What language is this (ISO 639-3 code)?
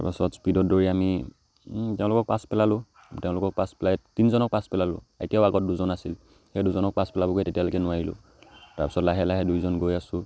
asm